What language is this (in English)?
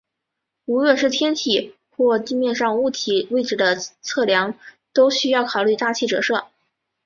Chinese